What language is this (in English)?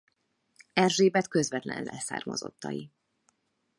Hungarian